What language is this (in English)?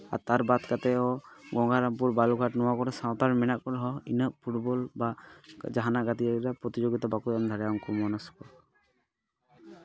Santali